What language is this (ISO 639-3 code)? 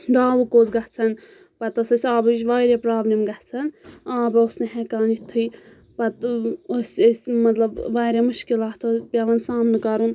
kas